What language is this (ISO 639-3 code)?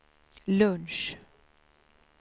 swe